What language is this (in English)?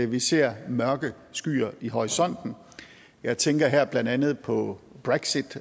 Danish